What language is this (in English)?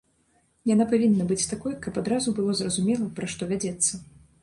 Belarusian